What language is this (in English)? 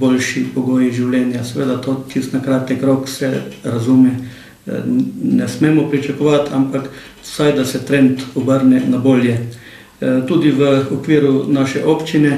Ukrainian